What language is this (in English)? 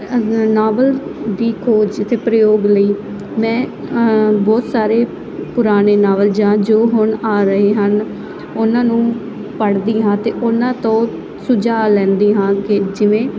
Punjabi